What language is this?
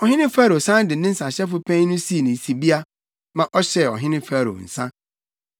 Akan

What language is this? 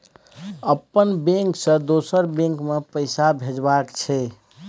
Maithili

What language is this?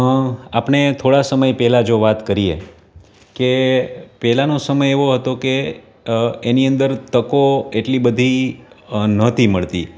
Gujarati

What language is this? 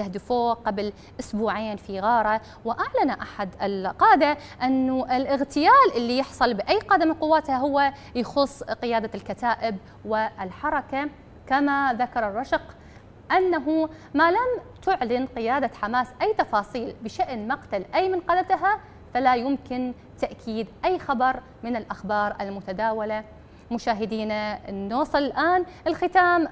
Arabic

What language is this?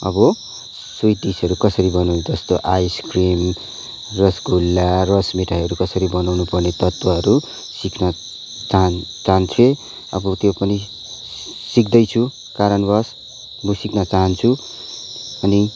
Nepali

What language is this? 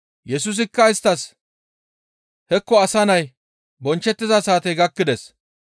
Gamo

